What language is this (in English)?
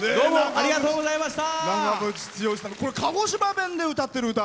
Japanese